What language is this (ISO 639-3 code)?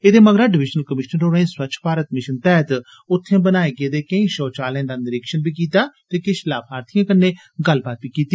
doi